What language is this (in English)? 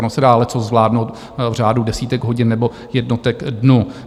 Czech